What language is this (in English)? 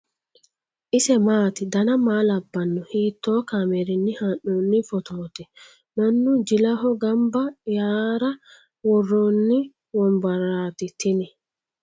Sidamo